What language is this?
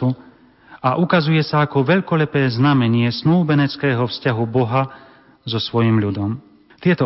Slovak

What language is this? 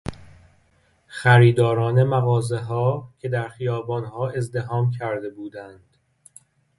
Persian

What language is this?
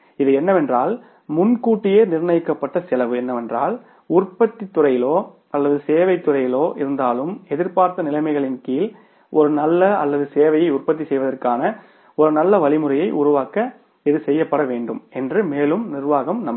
Tamil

